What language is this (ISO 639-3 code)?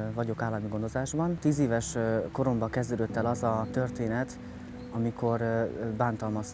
hun